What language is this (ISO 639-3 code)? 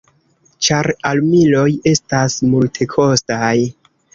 epo